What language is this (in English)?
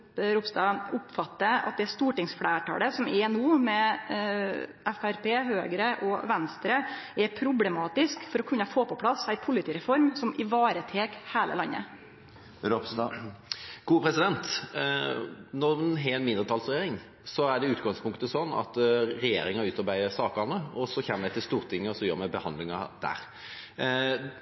Norwegian